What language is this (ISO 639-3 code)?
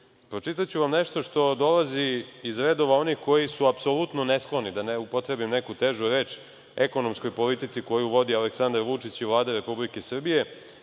srp